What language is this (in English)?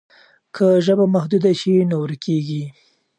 Pashto